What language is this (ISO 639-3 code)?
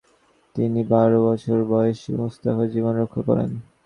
ben